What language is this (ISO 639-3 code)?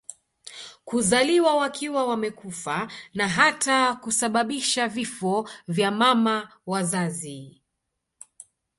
swa